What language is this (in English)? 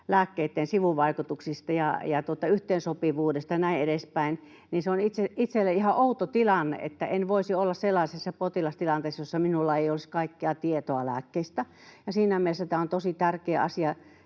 Finnish